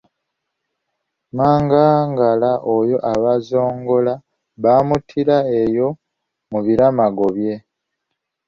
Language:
Ganda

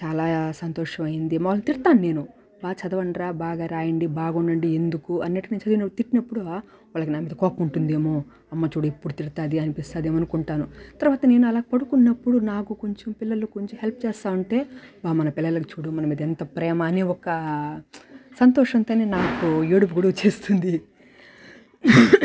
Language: Telugu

